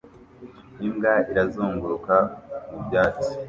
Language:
Kinyarwanda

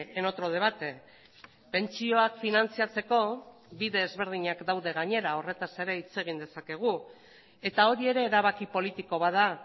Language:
Basque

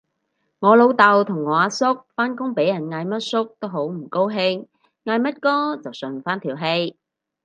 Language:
Cantonese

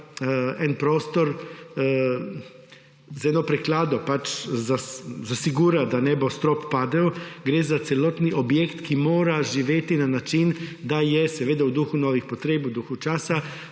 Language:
Slovenian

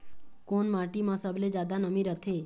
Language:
Chhattisgarhi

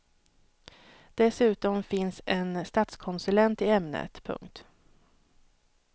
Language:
Swedish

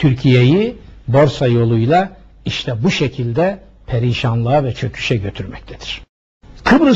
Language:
Turkish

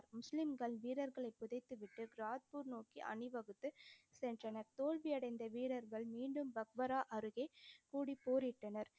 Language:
Tamil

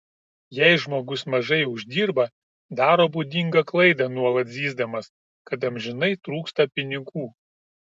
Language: Lithuanian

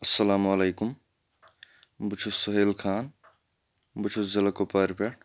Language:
Kashmiri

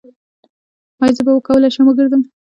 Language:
Pashto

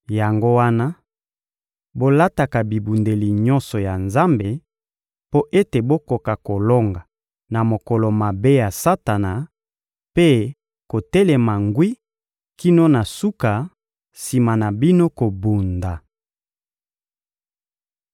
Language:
Lingala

